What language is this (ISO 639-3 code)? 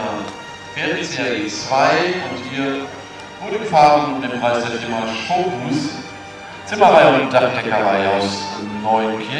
deu